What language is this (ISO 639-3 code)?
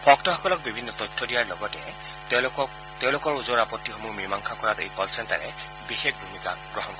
asm